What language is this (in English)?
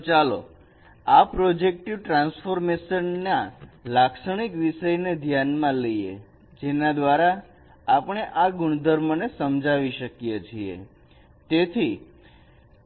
Gujarati